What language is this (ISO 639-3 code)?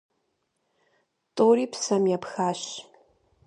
kbd